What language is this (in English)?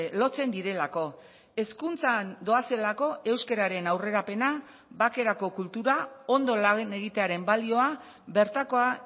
Basque